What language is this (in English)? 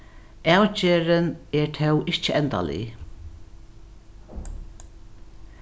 Faroese